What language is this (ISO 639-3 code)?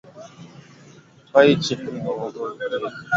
swa